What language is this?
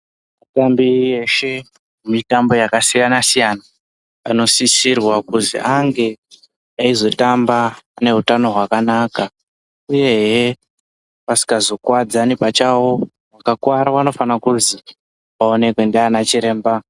Ndau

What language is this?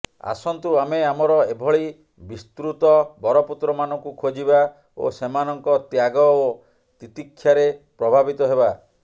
Odia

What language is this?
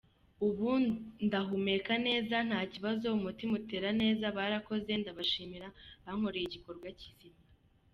Kinyarwanda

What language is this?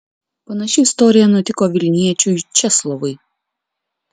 Lithuanian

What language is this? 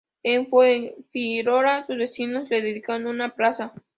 Spanish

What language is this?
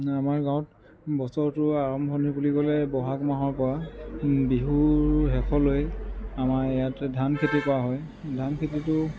Assamese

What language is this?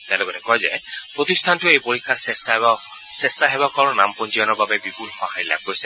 Assamese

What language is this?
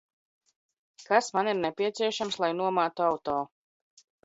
Latvian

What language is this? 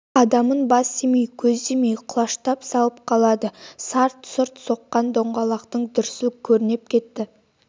Kazakh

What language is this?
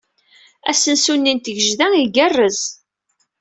Kabyle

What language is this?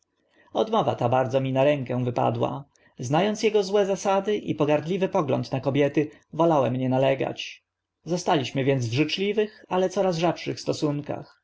Polish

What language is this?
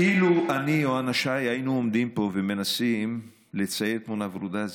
Hebrew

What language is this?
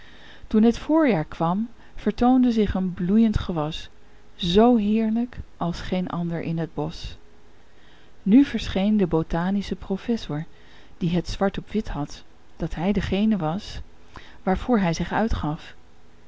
Dutch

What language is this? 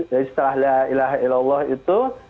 Indonesian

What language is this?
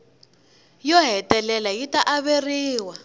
Tsonga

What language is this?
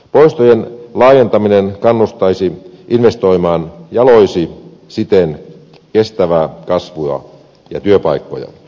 Finnish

